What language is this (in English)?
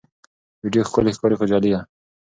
Pashto